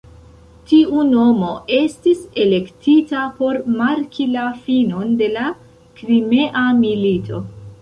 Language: Esperanto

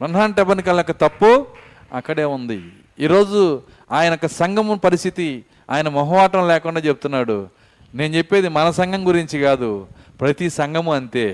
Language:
Telugu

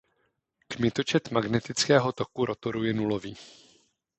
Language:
Czech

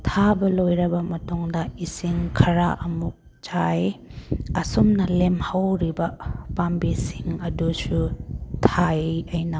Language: Manipuri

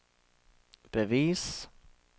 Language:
Norwegian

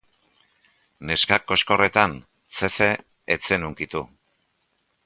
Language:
Basque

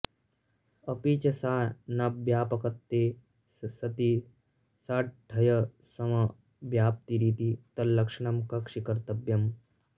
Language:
Sanskrit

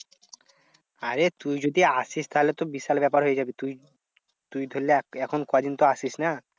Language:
Bangla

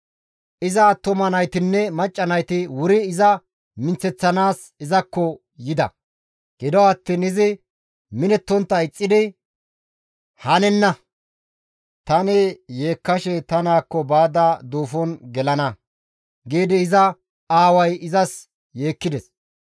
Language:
Gamo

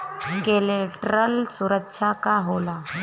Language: Bhojpuri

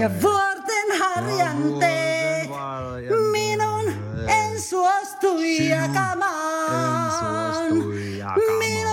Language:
Finnish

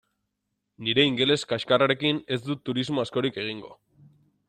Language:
Basque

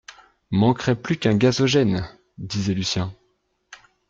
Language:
French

